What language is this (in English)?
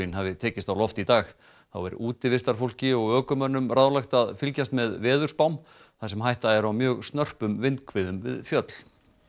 Icelandic